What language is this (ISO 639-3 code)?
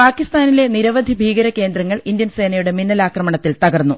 mal